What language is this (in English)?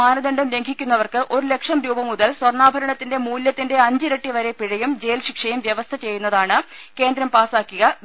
Malayalam